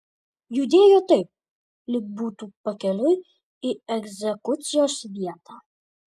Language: Lithuanian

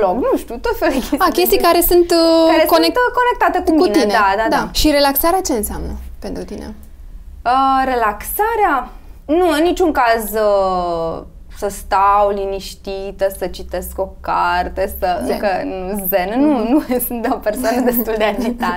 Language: Romanian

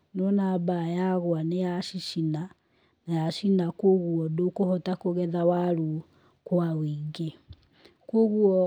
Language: Kikuyu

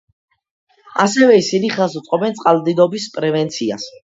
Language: Georgian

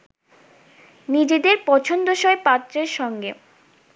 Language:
Bangla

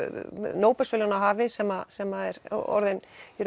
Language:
Icelandic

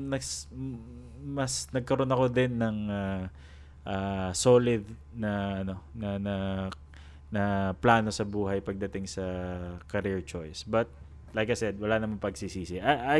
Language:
Filipino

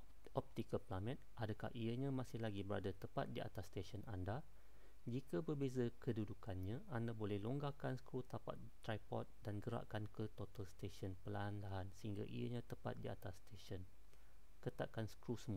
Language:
Malay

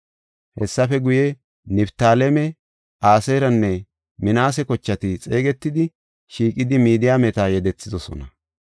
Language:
Gofa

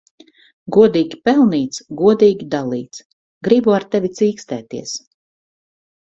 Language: Latvian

